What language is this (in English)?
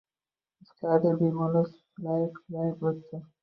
Uzbek